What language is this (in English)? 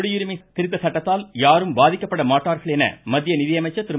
Tamil